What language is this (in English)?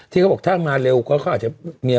Thai